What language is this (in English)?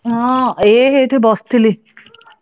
Odia